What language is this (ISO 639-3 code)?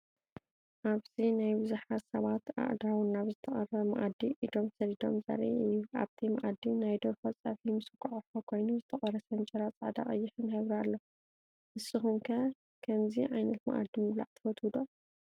tir